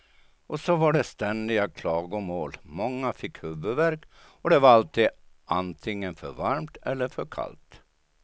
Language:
Swedish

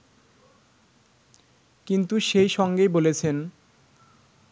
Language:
Bangla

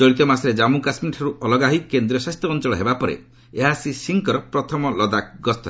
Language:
Odia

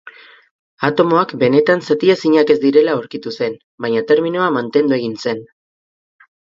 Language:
Basque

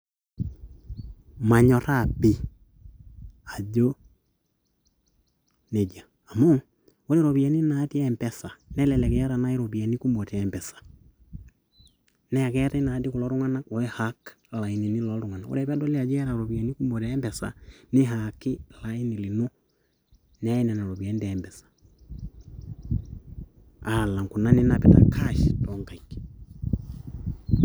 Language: Masai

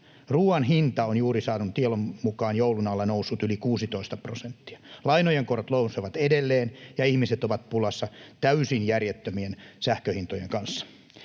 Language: Finnish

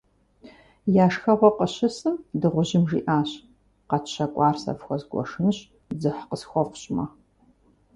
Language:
Kabardian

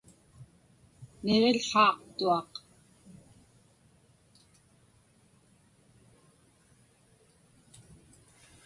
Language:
Inupiaq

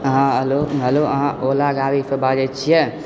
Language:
Maithili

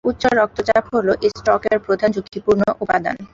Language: Bangla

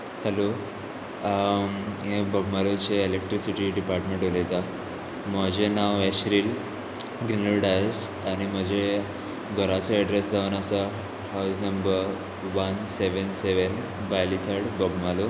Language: Konkani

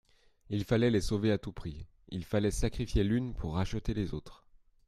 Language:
French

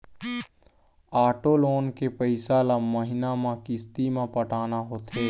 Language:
Chhattisgarhi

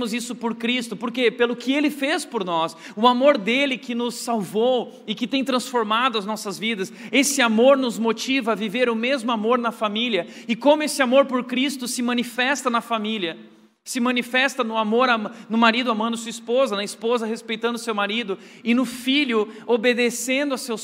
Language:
Portuguese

